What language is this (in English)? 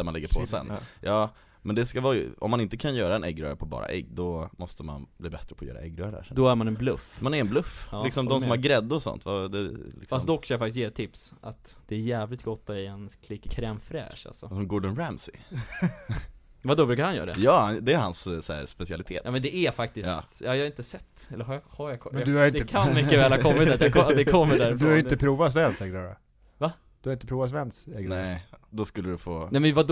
Swedish